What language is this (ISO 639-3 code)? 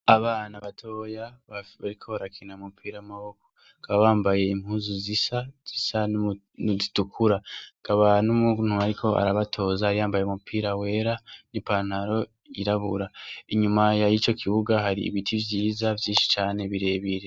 run